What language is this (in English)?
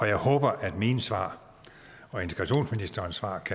Danish